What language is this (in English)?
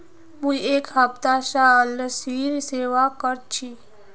Magahi